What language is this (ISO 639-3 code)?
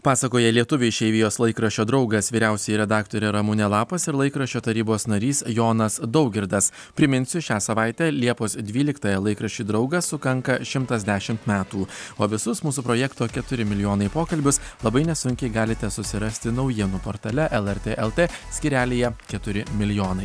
lit